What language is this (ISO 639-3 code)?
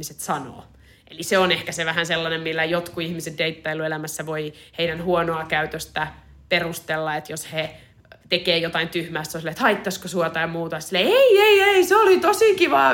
fin